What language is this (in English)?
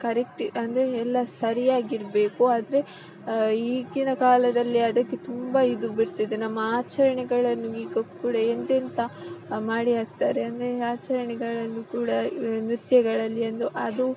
Kannada